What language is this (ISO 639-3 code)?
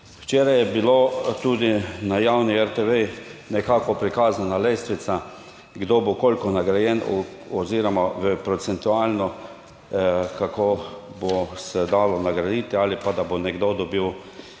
slv